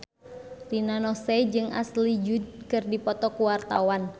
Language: Sundanese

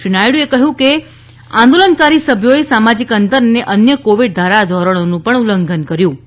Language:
Gujarati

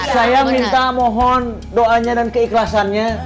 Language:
Indonesian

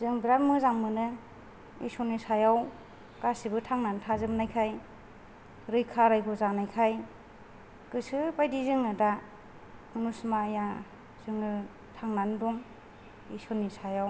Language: Bodo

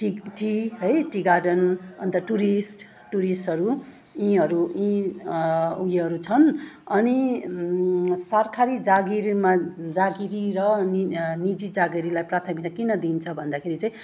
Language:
Nepali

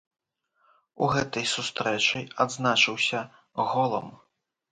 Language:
Belarusian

